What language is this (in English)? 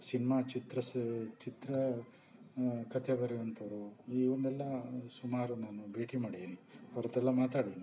Kannada